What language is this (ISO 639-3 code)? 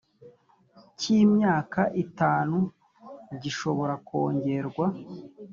kin